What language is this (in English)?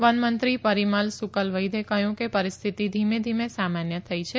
Gujarati